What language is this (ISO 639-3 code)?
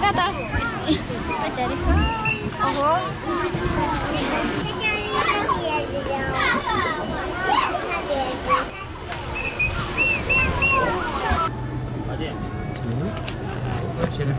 ron